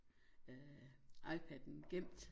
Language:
Danish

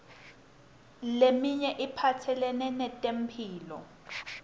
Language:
Swati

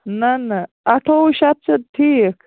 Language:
Kashmiri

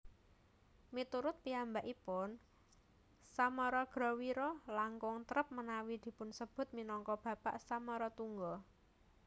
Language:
Javanese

